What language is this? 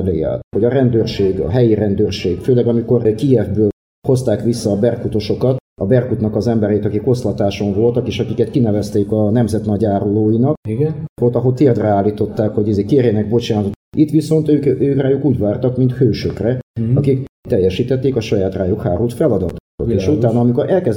Hungarian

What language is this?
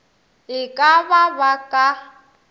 Northern Sotho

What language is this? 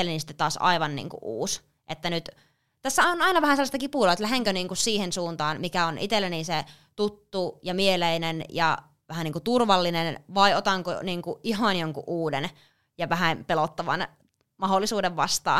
Finnish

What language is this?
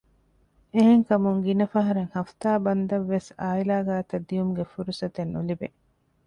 Divehi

